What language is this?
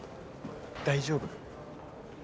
Japanese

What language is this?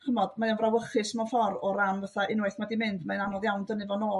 Welsh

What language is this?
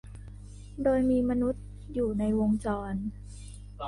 Thai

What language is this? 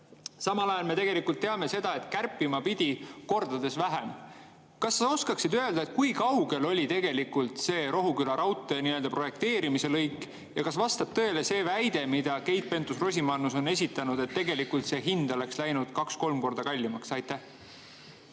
Estonian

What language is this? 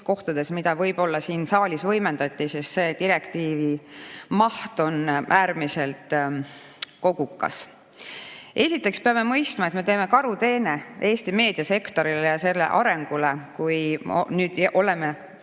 Estonian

